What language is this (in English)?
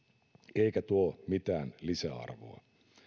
Finnish